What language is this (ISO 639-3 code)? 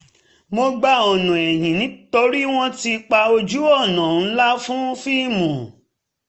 yor